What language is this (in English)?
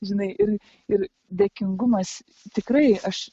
Lithuanian